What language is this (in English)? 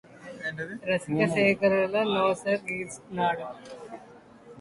Telugu